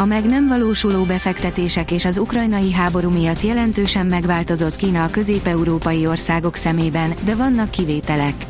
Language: Hungarian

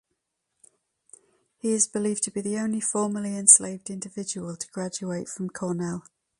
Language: English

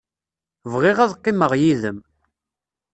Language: Kabyle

